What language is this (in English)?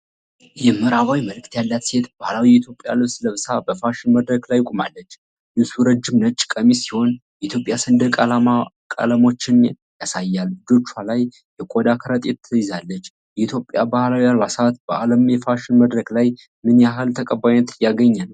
Amharic